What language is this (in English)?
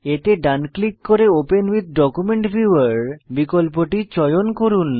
Bangla